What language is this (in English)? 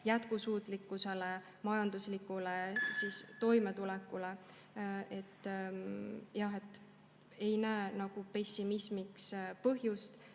Estonian